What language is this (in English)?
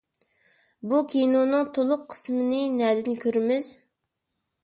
Uyghur